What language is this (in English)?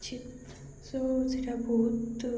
Odia